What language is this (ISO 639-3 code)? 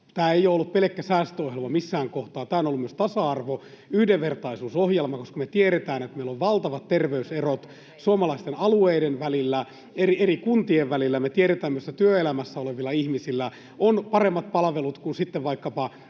fin